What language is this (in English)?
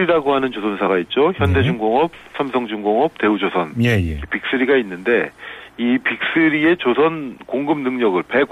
Korean